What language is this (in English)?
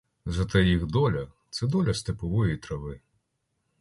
Ukrainian